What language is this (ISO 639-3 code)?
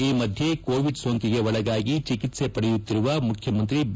kan